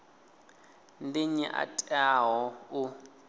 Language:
Venda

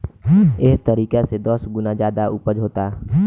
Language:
Bhojpuri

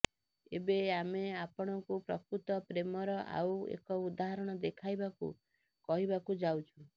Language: Odia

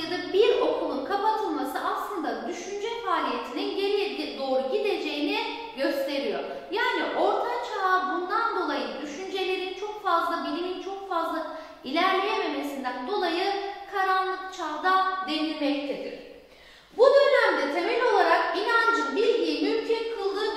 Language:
Turkish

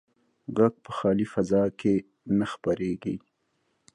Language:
Pashto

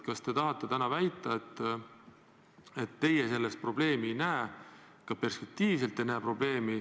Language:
Estonian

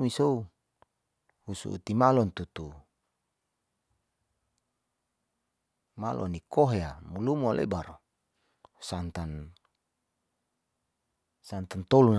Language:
Saleman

